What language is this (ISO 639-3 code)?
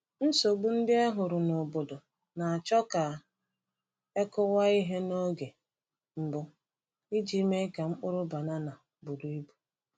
ibo